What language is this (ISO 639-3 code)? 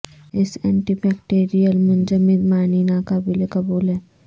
urd